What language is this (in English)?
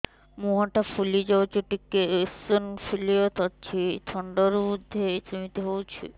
Odia